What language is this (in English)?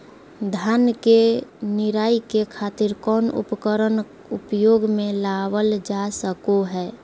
Magahi